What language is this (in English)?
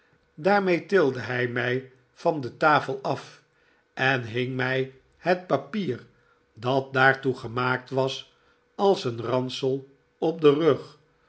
Dutch